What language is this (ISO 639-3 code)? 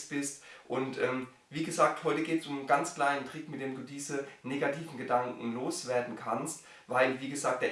deu